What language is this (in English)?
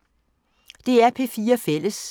Danish